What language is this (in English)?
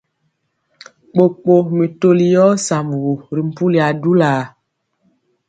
Mpiemo